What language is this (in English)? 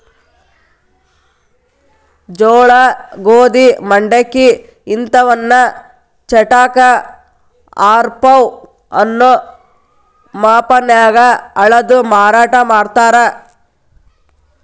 Kannada